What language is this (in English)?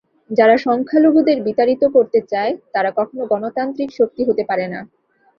Bangla